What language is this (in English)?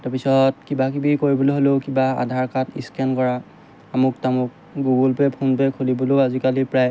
Assamese